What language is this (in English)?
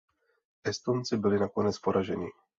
Czech